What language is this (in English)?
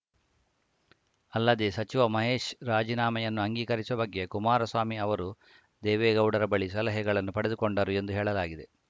Kannada